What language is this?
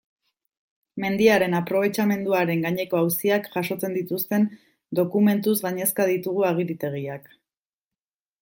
Basque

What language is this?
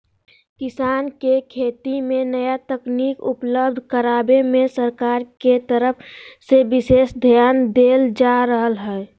Magahi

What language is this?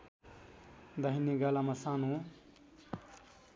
Nepali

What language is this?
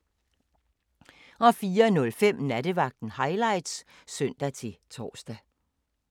Danish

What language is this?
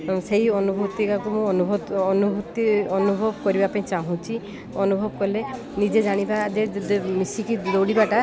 Odia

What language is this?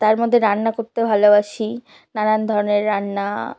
Bangla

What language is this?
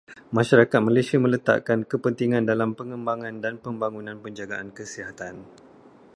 Malay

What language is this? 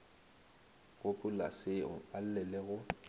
Northern Sotho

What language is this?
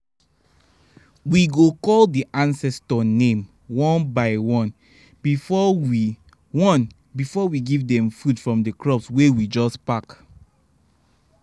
Nigerian Pidgin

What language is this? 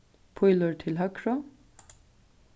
Faroese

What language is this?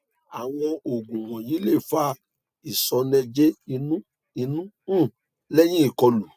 Yoruba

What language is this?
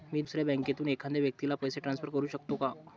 Marathi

